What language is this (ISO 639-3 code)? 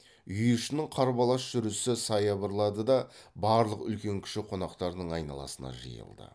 kaz